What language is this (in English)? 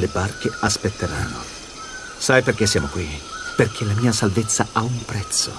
Italian